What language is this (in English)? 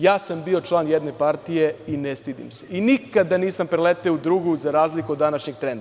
Serbian